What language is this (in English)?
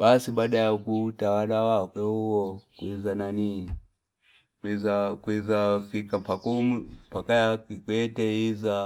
Fipa